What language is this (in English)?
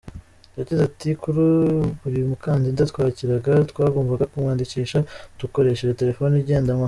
Kinyarwanda